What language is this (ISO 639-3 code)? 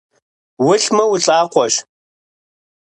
kbd